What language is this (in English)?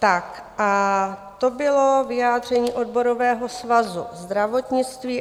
Czech